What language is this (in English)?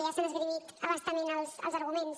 Catalan